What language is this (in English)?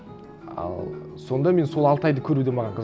Kazakh